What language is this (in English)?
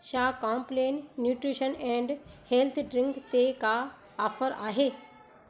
Sindhi